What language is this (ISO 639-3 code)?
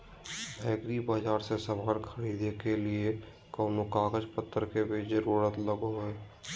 mag